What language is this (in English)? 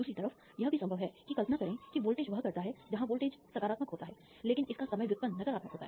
Hindi